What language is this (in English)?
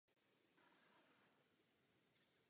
Czech